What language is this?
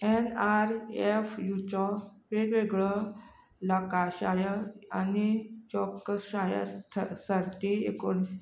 Konkani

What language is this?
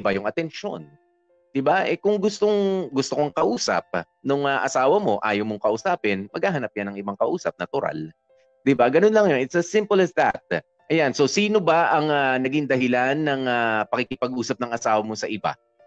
Filipino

